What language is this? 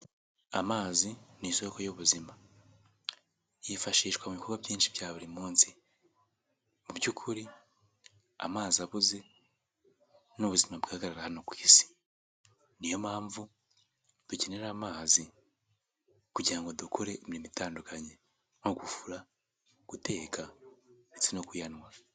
Kinyarwanda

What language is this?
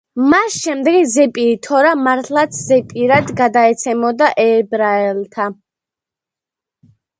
Georgian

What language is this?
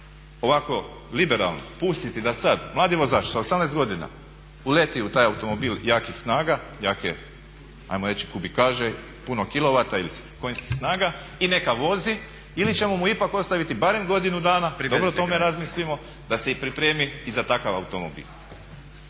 Croatian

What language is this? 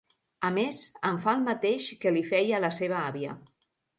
Catalan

